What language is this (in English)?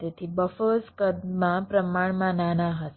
Gujarati